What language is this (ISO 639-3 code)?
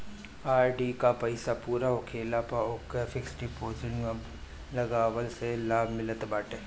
bho